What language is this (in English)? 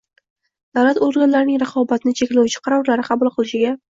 Uzbek